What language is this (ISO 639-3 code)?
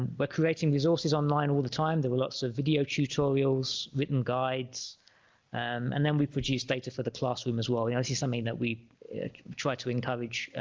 eng